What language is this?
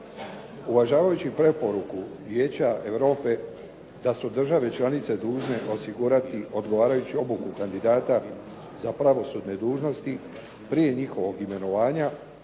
Croatian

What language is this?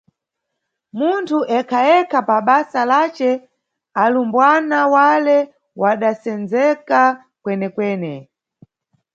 Nyungwe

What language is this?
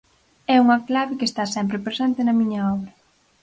Galician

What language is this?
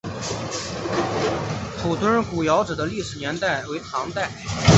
Chinese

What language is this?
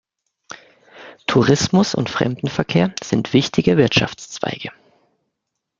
German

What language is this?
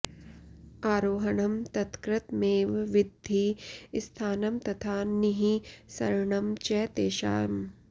Sanskrit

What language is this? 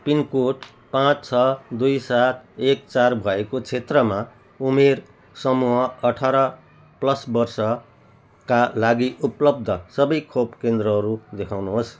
Nepali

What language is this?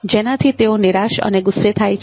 Gujarati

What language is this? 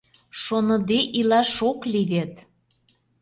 Mari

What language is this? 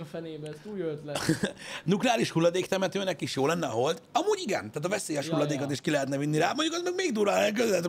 Hungarian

